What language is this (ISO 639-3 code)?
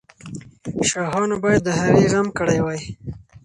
pus